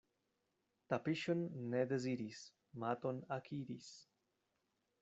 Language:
Esperanto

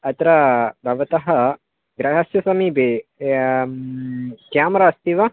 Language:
Sanskrit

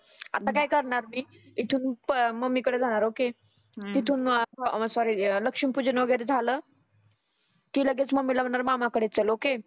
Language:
Marathi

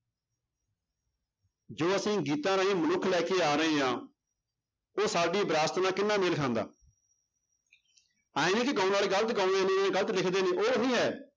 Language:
Punjabi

